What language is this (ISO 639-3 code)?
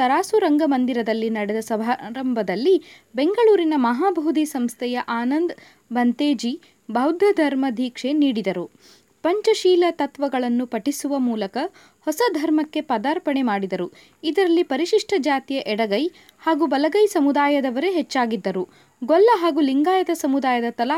kan